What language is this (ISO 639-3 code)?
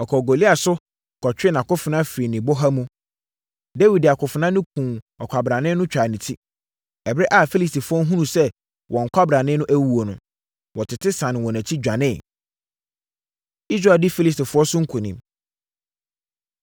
aka